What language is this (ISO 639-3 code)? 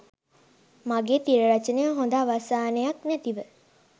sin